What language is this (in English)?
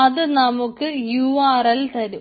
Malayalam